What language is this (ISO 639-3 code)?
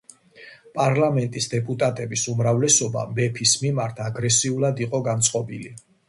kat